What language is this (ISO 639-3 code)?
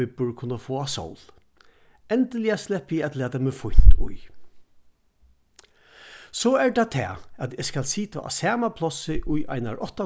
fao